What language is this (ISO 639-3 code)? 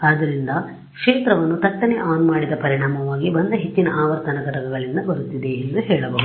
kan